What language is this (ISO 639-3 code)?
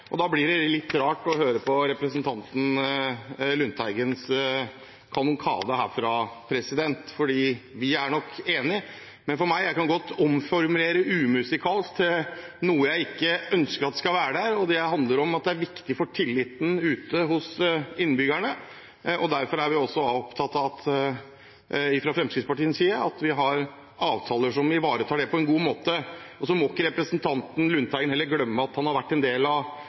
nob